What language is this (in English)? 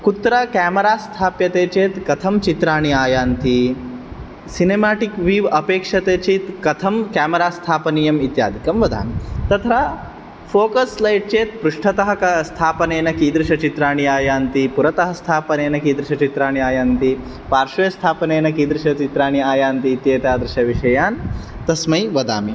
Sanskrit